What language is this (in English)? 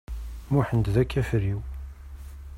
Kabyle